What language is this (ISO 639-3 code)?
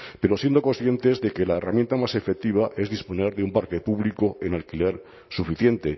spa